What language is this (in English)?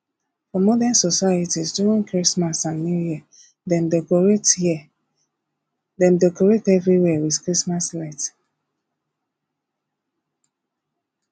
Nigerian Pidgin